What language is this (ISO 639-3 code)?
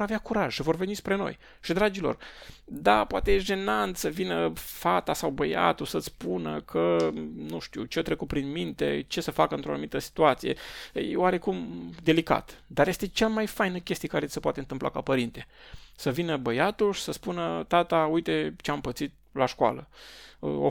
ron